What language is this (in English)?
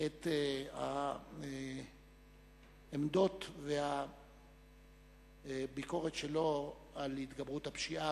Hebrew